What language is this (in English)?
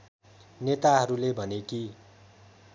Nepali